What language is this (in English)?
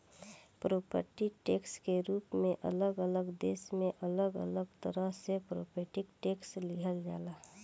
Bhojpuri